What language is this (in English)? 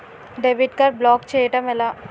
Telugu